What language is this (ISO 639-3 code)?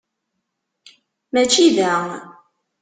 kab